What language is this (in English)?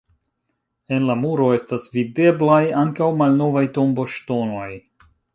Esperanto